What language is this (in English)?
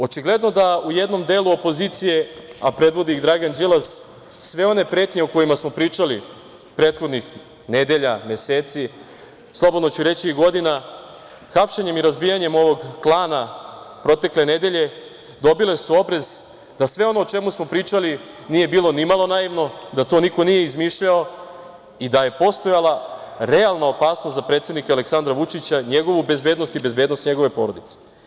Serbian